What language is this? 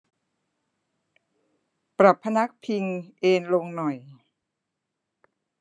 Thai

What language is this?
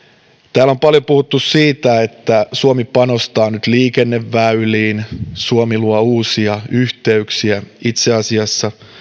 Finnish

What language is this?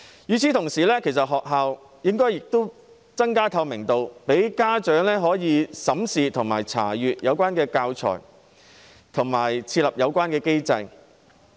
Cantonese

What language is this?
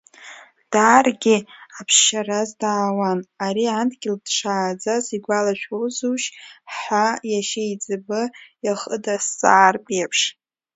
Abkhazian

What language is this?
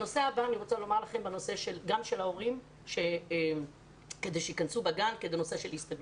Hebrew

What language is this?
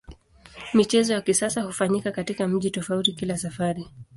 Swahili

